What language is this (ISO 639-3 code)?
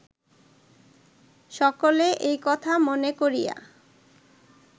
ben